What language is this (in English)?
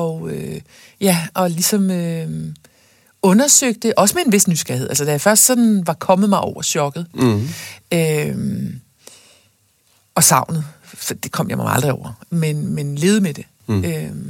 Danish